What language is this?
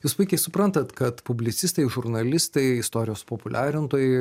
Lithuanian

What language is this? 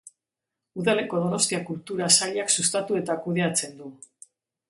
Basque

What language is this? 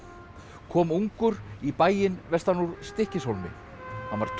Icelandic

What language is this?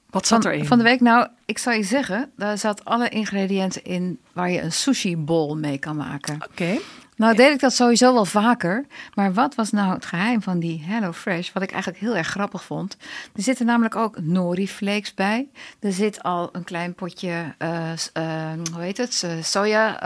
Dutch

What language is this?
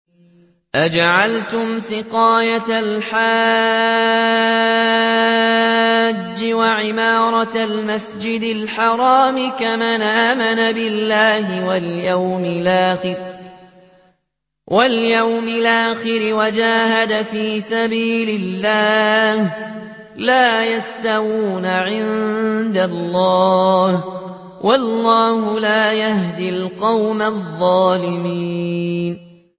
Arabic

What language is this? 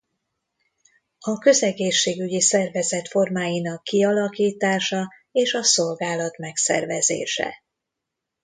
Hungarian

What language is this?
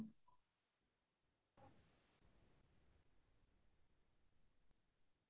Assamese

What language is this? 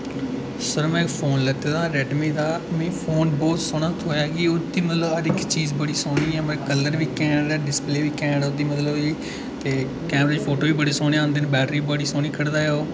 Dogri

